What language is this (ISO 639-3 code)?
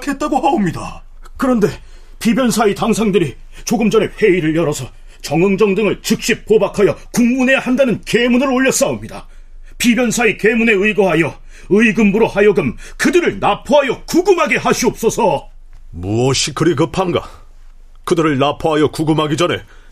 kor